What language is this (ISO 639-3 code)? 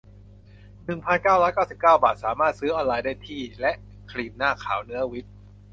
tha